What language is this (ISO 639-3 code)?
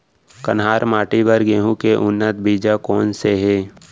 hne